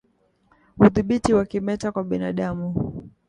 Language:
Swahili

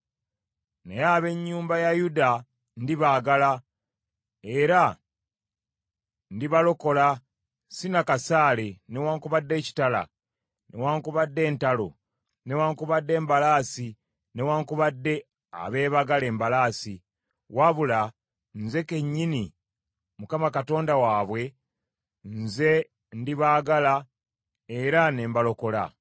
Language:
Ganda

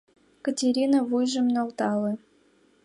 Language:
Mari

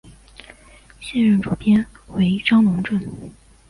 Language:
Chinese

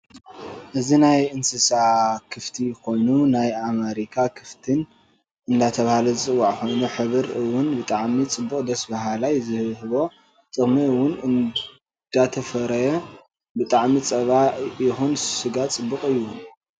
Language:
Tigrinya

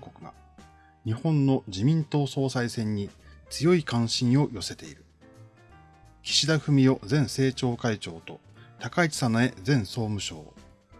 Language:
Japanese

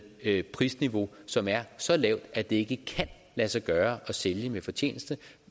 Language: Danish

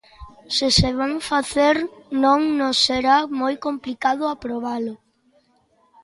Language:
Galician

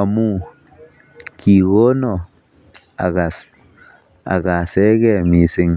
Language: Kalenjin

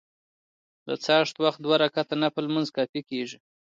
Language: Pashto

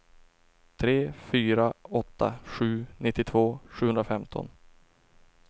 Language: Swedish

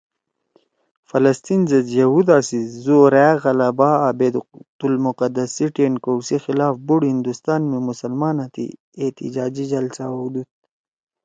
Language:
Torwali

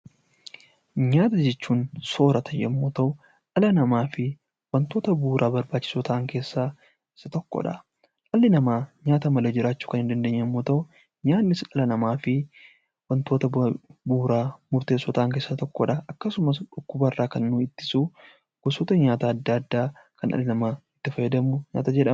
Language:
Oromo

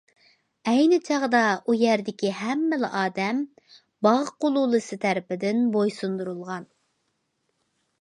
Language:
Uyghur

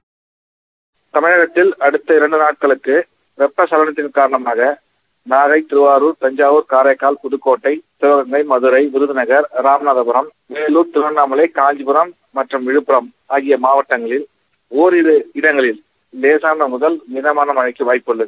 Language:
Tamil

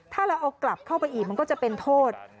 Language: Thai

